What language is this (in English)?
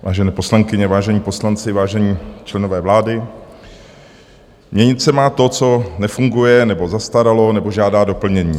Czech